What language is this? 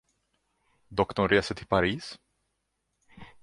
Swedish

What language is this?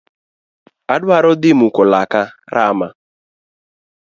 Luo (Kenya and Tanzania)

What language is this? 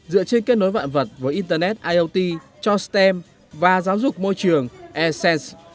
Vietnamese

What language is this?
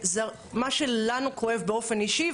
Hebrew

